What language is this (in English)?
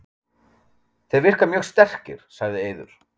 Icelandic